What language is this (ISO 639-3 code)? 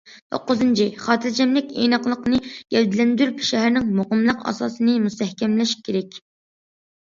uig